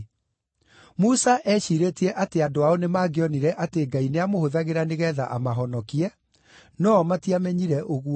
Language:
Kikuyu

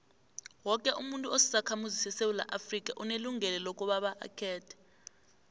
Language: South Ndebele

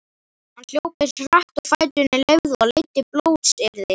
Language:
Icelandic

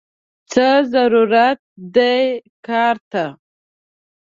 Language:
Pashto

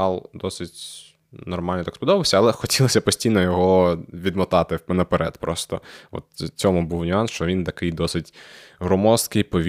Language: Ukrainian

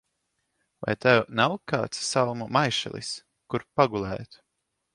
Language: Latvian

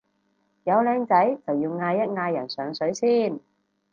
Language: Cantonese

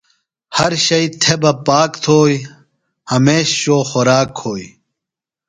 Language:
Phalura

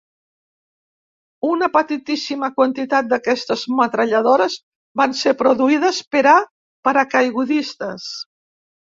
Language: Catalan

